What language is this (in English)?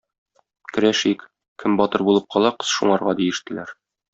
Tatar